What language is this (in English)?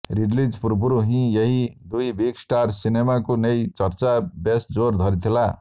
Odia